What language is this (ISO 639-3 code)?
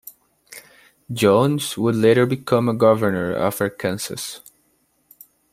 eng